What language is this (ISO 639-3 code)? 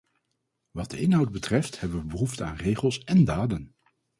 nld